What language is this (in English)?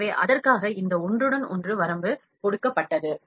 Tamil